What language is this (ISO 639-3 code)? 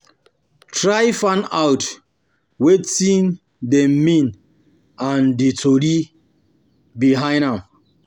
pcm